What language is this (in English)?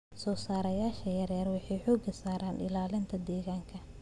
Somali